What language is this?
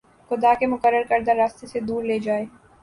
Urdu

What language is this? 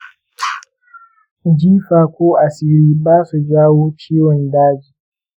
Hausa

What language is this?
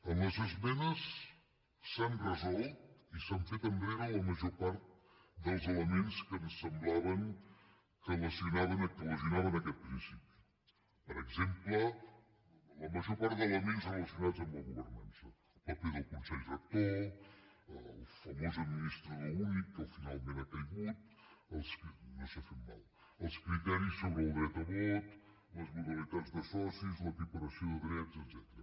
Catalan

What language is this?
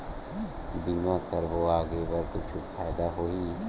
Chhattisgarhi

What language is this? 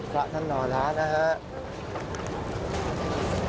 Thai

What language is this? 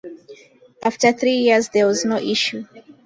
English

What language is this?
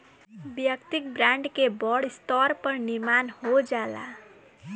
Bhojpuri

